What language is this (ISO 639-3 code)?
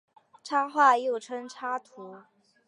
zho